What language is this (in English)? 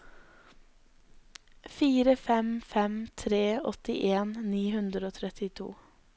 Norwegian